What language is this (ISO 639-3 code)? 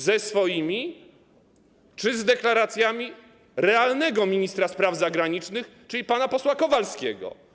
pol